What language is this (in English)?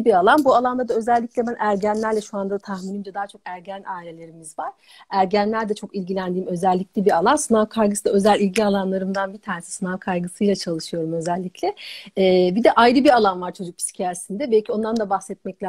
Turkish